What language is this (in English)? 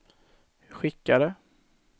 Swedish